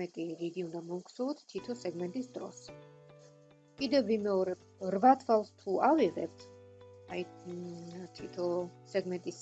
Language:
Russian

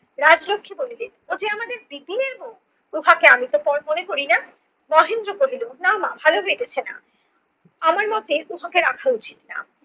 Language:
Bangla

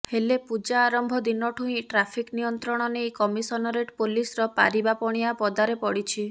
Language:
Odia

